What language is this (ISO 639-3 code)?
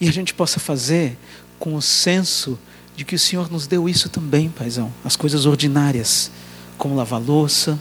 por